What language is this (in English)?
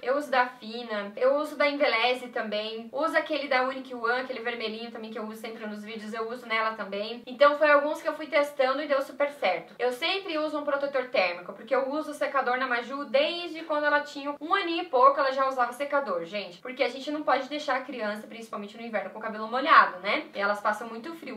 Portuguese